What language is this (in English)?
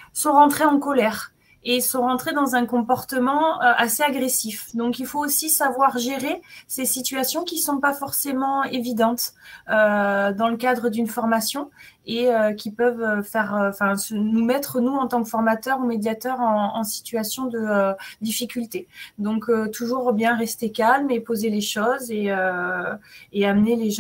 French